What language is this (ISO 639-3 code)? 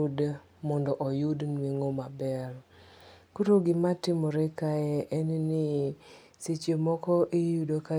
luo